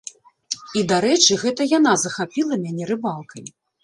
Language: Belarusian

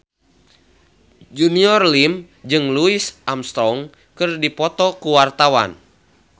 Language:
Sundanese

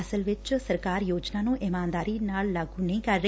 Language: Punjabi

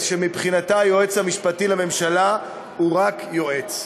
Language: Hebrew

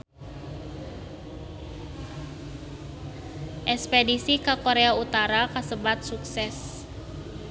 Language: Sundanese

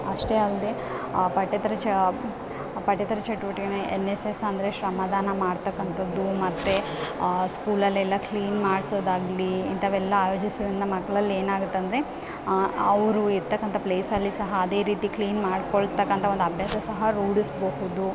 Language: Kannada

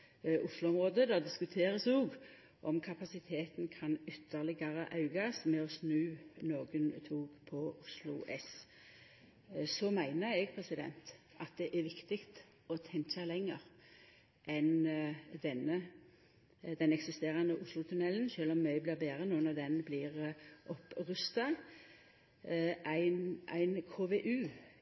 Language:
Norwegian Nynorsk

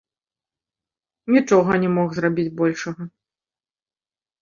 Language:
Belarusian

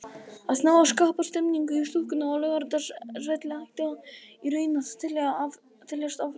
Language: Icelandic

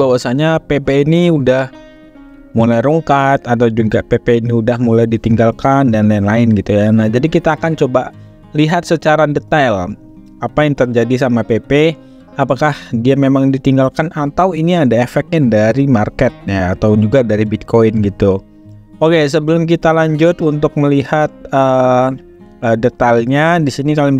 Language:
Indonesian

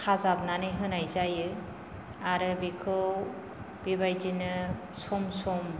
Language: Bodo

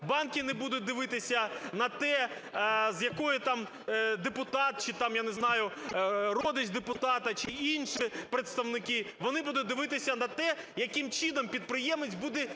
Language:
Ukrainian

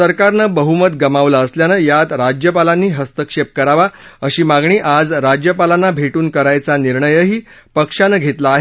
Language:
Marathi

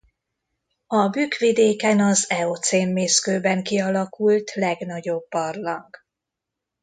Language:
Hungarian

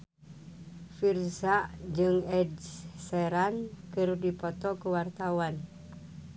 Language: Sundanese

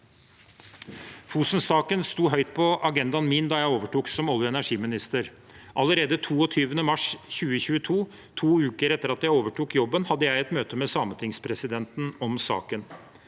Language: Norwegian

